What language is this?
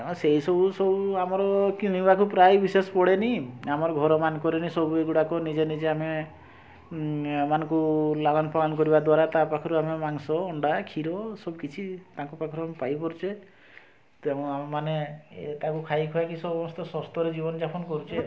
Odia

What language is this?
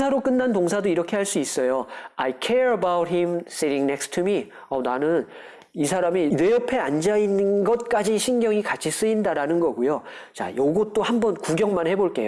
Korean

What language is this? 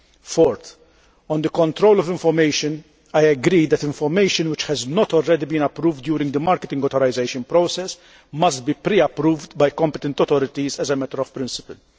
English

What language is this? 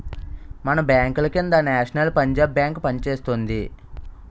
Telugu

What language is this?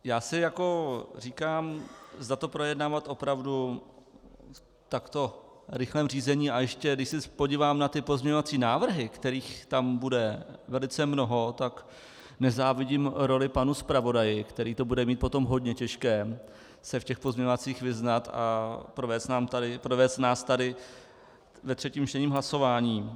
Czech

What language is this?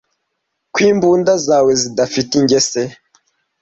Kinyarwanda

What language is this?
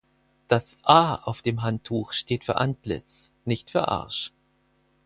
German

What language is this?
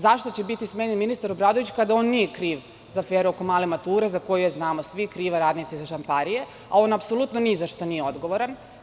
Serbian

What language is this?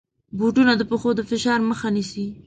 Pashto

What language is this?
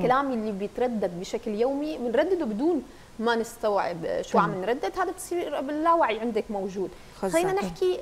Arabic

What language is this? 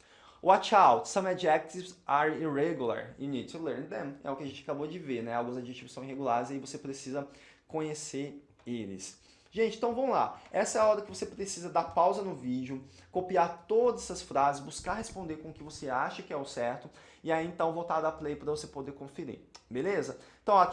Portuguese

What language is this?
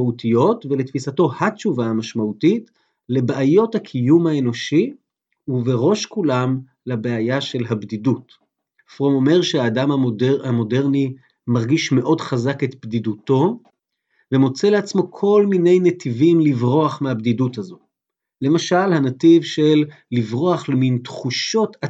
Hebrew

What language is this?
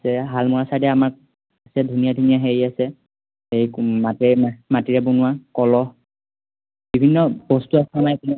Assamese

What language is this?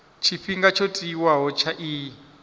Venda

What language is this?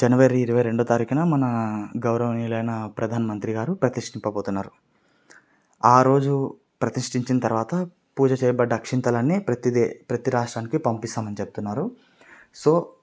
Telugu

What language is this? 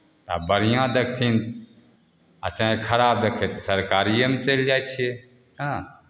Maithili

